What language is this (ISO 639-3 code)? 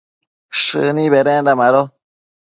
mcf